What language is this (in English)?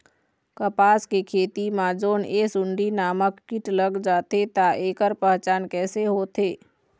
Chhattisgarhi